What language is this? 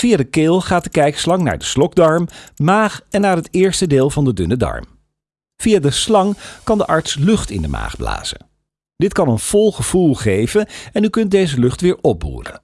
Dutch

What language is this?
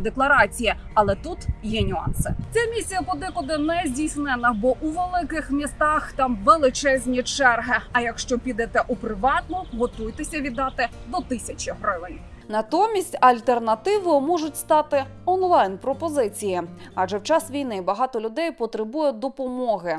Ukrainian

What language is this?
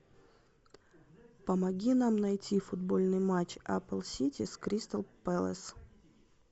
Russian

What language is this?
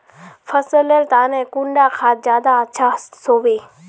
Magahi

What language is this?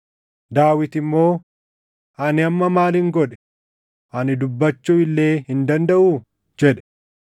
Oromo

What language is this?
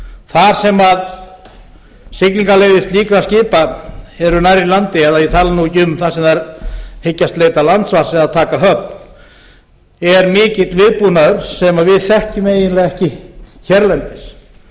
Icelandic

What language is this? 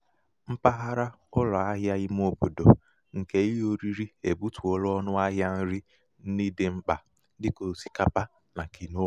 Igbo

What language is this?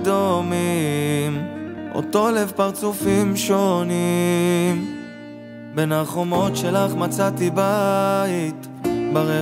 Hebrew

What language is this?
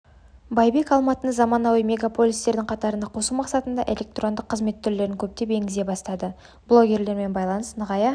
Kazakh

